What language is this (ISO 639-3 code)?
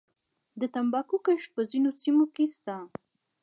pus